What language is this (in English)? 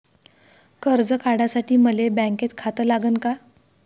Marathi